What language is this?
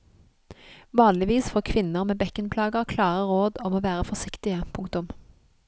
Norwegian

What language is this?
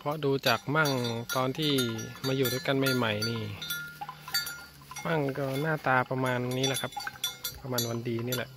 Thai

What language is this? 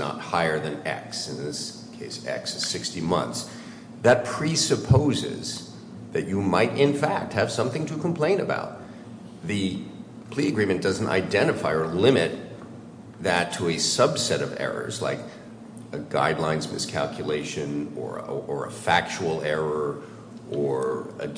English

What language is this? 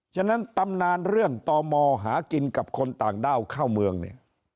Thai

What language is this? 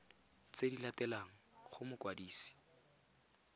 Tswana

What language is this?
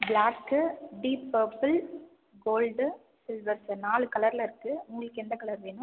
Tamil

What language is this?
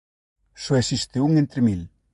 Galician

